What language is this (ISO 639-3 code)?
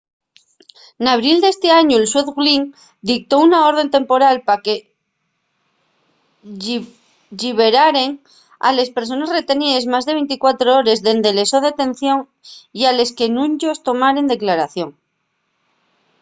ast